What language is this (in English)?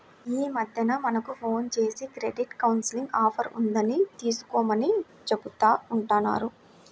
Telugu